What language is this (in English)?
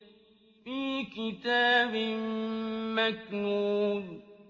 Arabic